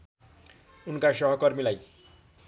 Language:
Nepali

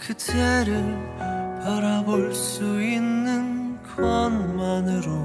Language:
Korean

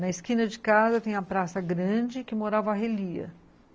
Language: Portuguese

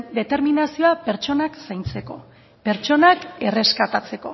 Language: Basque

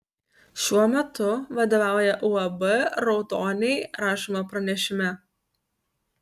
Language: Lithuanian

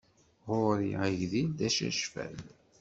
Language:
Kabyle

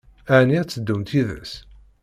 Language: Kabyle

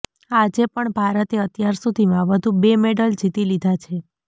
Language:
Gujarati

